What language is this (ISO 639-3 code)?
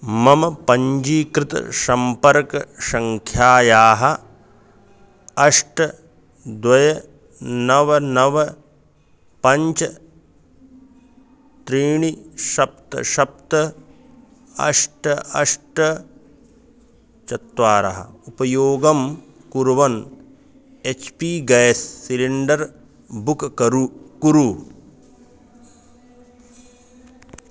san